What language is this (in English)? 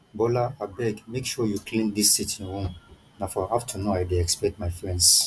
Nigerian Pidgin